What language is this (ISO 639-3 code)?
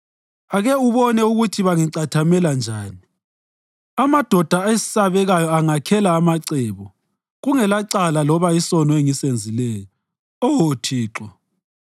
nde